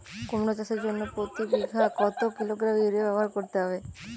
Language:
Bangla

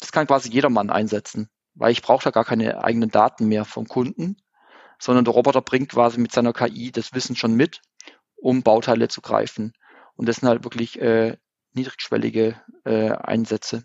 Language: German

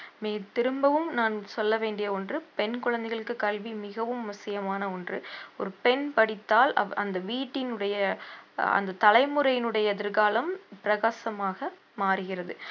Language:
Tamil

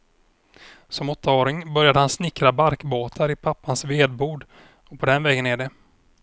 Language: Swedish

